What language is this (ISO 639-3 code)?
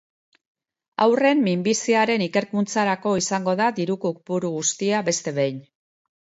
eus